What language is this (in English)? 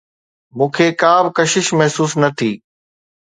Sindhi